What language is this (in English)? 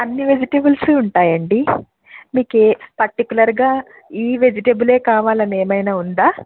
Telugu